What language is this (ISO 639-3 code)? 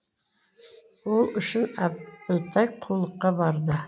kaz